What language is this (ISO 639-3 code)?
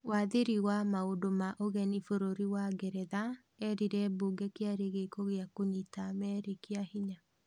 kik